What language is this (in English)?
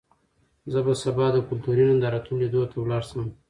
Pashto